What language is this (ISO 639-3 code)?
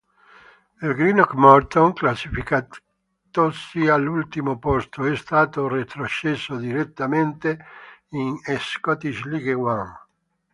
ita